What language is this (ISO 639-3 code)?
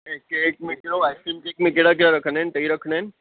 snd